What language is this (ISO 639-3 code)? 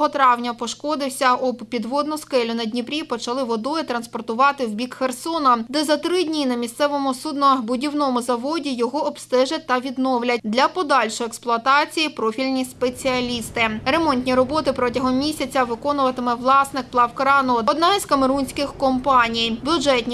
ukr